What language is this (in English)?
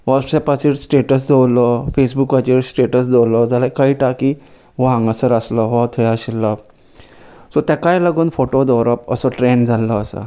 Konkani